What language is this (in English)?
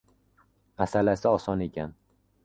Uzbek